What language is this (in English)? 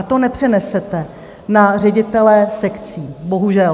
Czech